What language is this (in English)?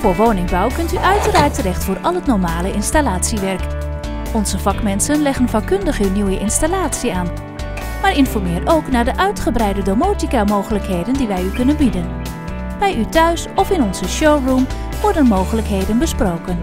Dutch